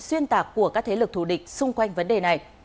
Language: Vietnamese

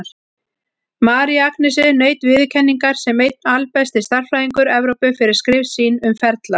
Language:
Icelandic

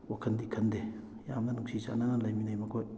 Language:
Manipuri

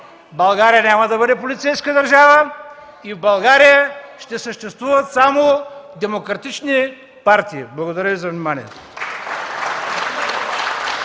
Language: Bulgarian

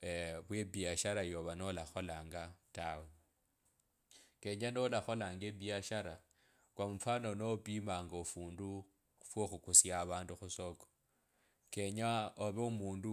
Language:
Kabras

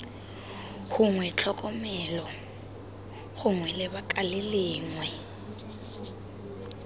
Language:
Tswana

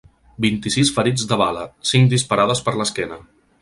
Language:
Catalan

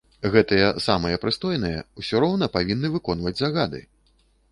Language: Belarusian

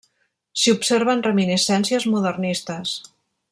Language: Catalan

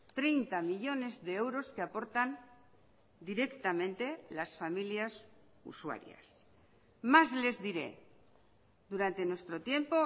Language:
Spanish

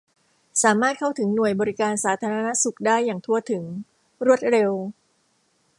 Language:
Thai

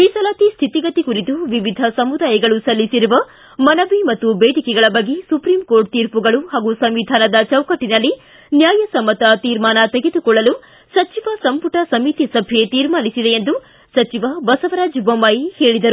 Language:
Kannada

